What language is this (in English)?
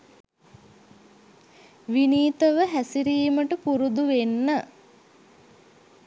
Sinhala